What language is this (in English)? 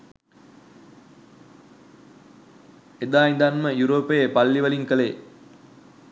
Sinhala